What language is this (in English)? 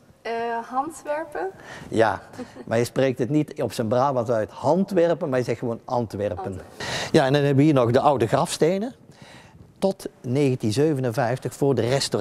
Dutch